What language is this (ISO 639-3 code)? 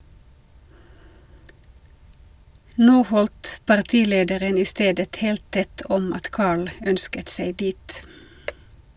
nor